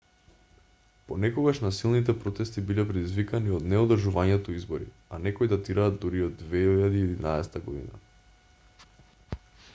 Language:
Macedonian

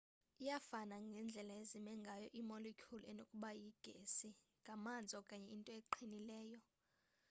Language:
Xhosa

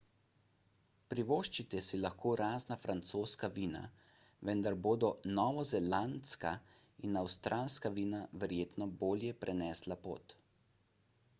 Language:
Slovenian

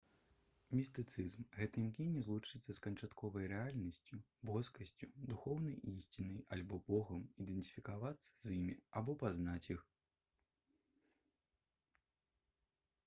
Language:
Belarusian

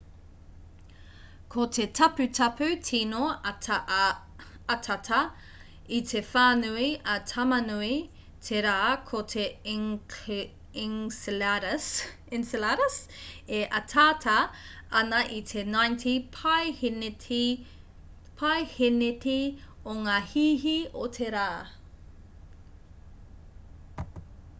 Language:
Māori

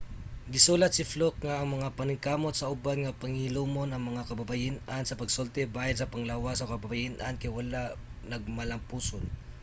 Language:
Cebuano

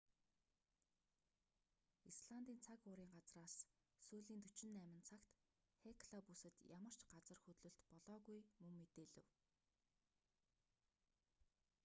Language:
Mongolian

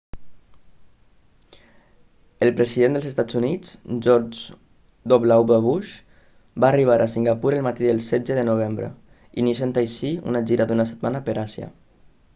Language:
Catalan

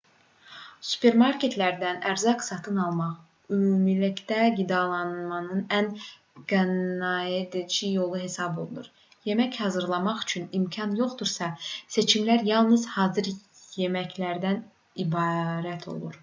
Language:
Azerbaijani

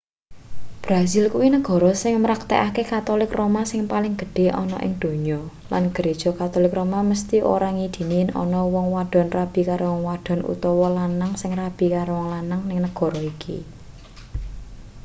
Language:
Javanese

